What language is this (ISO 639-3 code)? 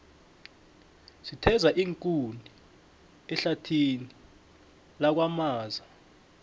nbl